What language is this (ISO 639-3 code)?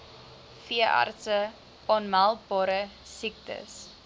afr